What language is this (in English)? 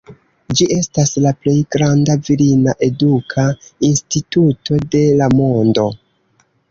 Esperanto